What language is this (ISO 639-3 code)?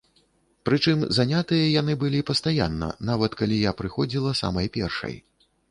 bel